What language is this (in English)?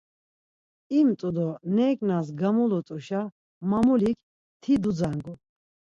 Laz